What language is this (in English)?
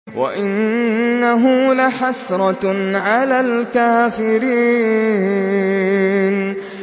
Arabic